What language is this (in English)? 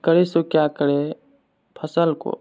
Maithili